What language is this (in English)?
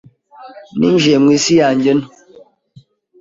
Kinyarwanda